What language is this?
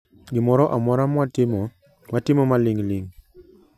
Luo (Kenya and Tanzania)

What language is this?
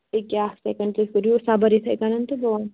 Kashmiri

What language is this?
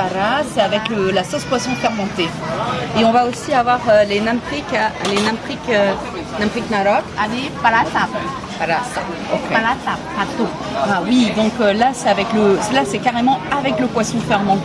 French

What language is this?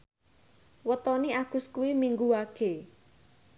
Javanese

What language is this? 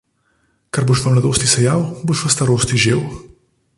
Slovenian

